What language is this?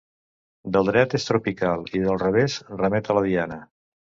Catalan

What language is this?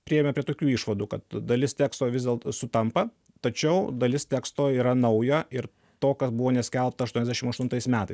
Lithuanian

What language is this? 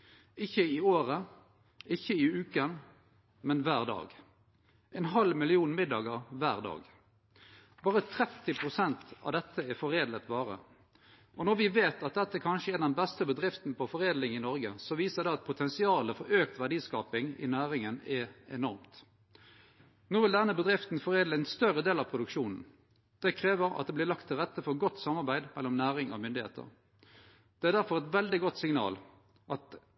Norwegian Nynorsk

